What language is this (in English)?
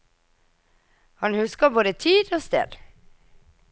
Norwegian